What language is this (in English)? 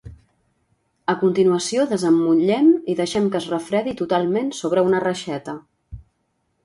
Catalan